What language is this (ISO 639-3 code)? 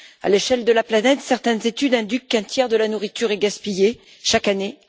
fra